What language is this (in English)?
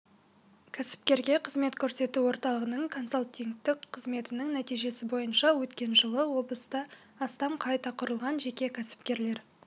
Kazakh